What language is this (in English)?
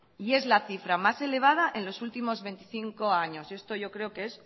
Spanish